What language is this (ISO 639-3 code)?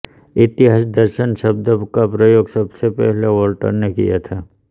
hin